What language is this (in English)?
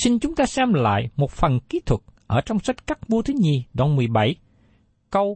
Vietnamese